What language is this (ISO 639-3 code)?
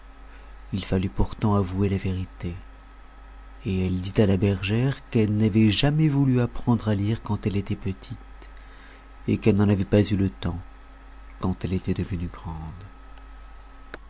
fra